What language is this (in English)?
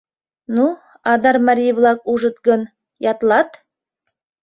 Mari